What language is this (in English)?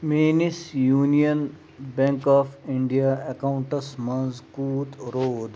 Kashmiri